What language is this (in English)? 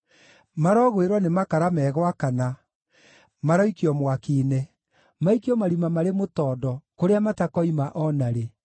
Kikuyu